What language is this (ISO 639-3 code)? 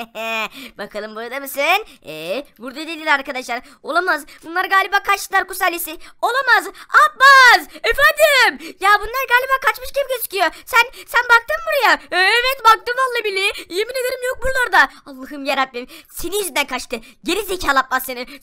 tur